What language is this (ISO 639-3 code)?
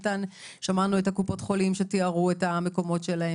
heb